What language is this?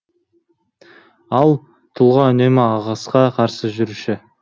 Kazakh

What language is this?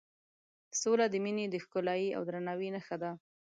Pashto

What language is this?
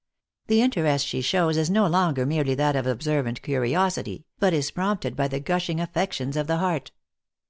English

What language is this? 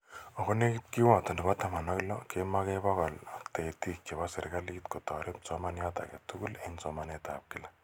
Kalenjin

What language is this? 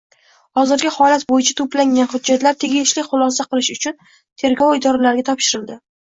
Uzbek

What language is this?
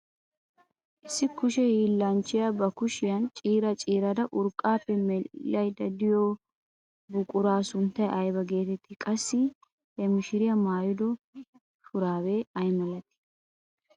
Wolaytta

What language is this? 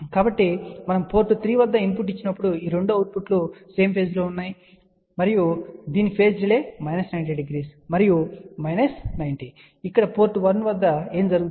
Telugu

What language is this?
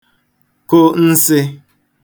Igbo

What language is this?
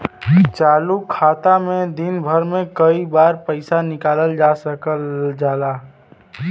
Bhojpuri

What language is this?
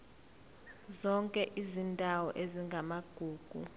Zulu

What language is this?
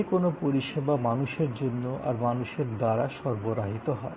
Bangla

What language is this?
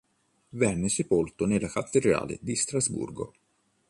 Italian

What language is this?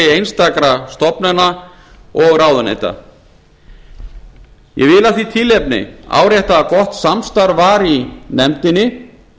Icelandic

